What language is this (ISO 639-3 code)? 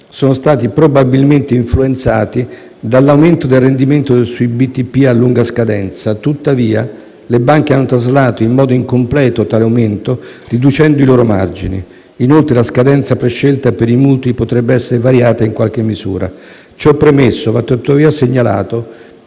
ita